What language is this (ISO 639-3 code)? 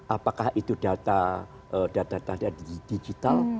ind